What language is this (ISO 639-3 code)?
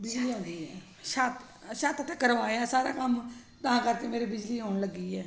pan